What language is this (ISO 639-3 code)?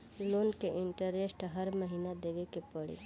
bho